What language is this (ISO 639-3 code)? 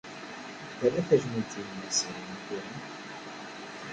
kab